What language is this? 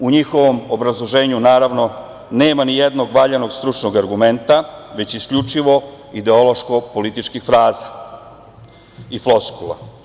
Serbian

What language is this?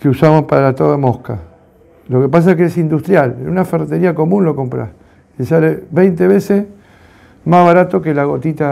Spanish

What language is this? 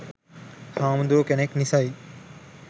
Sinhala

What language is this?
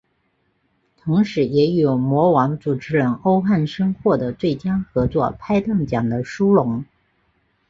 Chinese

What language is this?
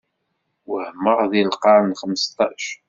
Kabyle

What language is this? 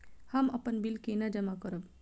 Maithili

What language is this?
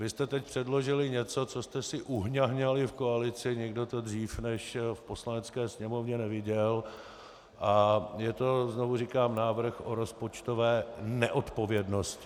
Czech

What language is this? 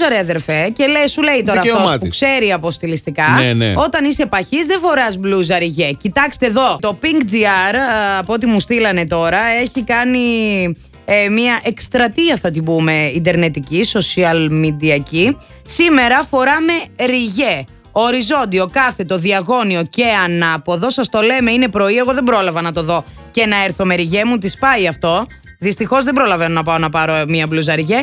Greek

